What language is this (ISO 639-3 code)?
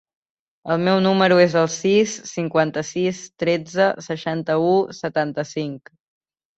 cat